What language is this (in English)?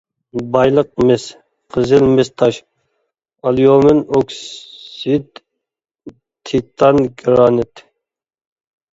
Uyghur